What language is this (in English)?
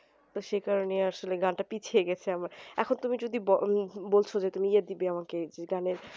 Bangla